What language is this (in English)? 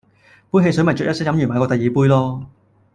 Cantonese